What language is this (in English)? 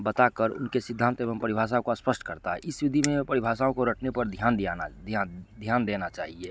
Hindi